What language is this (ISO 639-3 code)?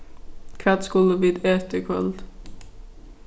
fao